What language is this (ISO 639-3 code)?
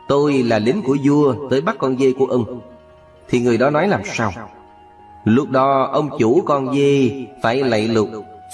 vie